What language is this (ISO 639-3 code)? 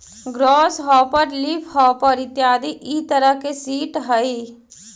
mag